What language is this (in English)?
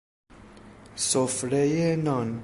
Persian